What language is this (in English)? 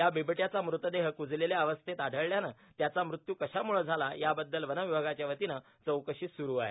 Marathi